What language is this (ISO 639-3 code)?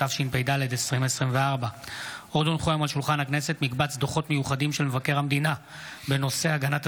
heb